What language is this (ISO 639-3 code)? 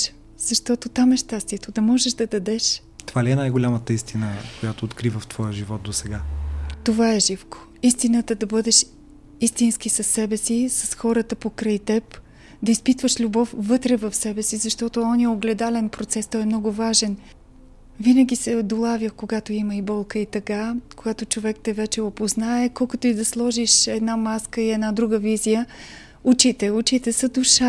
bul